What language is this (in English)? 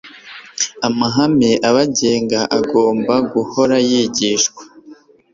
Kinyarwanda